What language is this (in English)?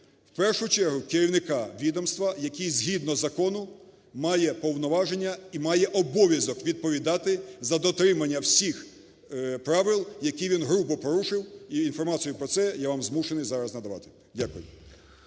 Ukrainian